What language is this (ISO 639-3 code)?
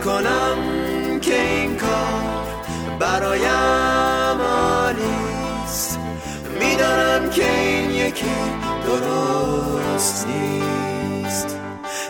fas